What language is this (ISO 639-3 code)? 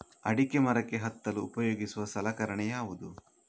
kan